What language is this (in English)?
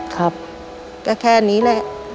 Thai